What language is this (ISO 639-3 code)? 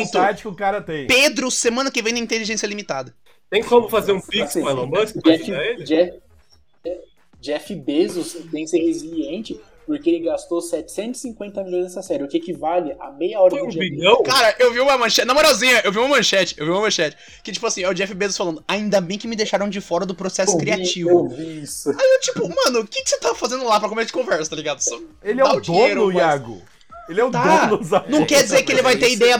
por